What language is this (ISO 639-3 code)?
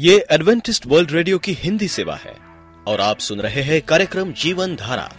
hin